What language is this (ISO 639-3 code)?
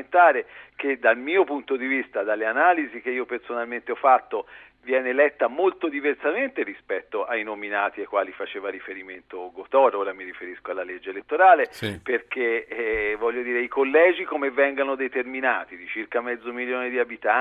ita